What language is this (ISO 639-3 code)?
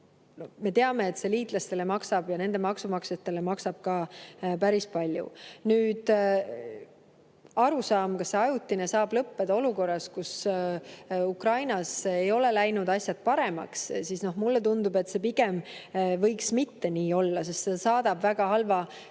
est